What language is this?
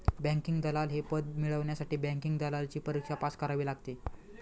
Marathi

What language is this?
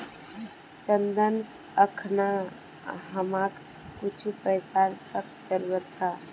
Magahi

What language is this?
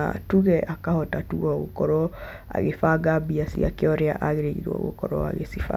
Kikuyu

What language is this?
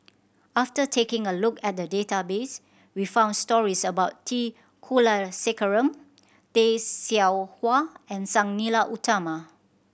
English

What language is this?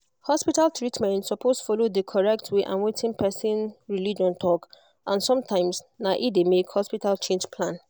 Nigerian Pidgin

